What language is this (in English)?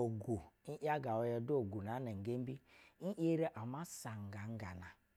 Basa (Nigeria)